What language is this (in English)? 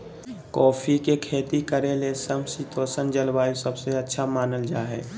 Magahi